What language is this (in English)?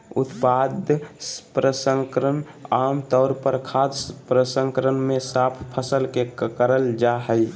Magahi